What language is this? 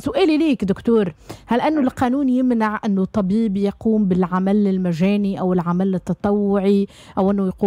Arabic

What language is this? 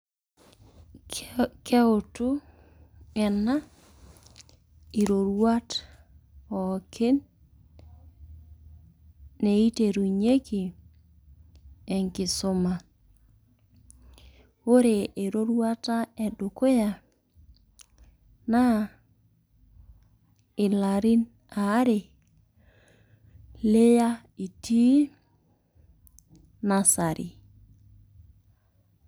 Masai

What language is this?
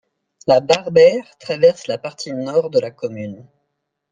French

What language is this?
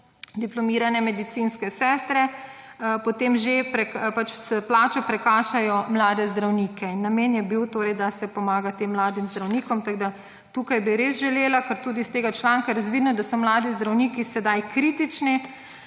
Slovenian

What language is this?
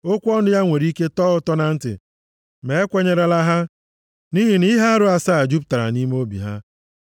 Igbo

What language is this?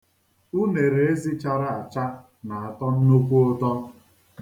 Igbo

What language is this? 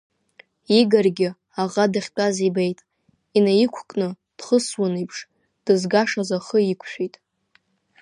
Abkhazian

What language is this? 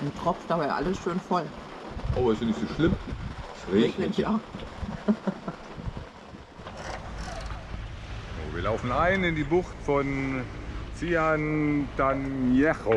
German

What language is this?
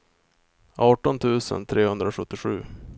Swedish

